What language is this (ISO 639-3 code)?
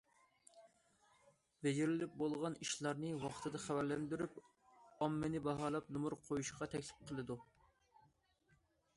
uig